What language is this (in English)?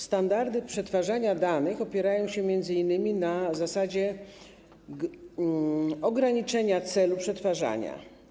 Polish